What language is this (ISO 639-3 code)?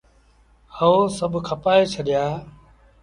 sbn